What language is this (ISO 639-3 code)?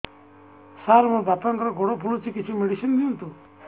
ori